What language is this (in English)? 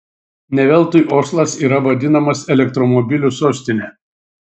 Lithuanian